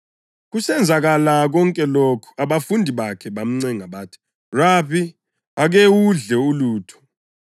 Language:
North Ndebele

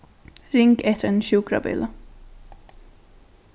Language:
Faroese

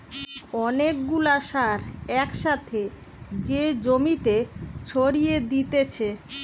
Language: Bangla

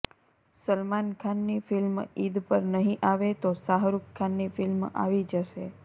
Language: Gujarati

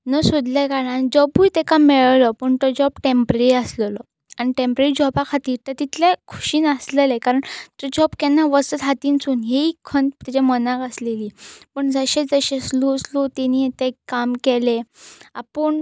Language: Konkani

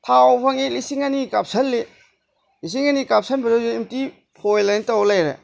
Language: Manipuri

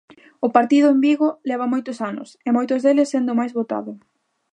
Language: Galician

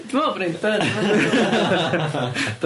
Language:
Welsh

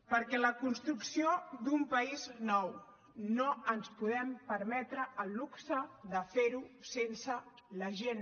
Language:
Catalan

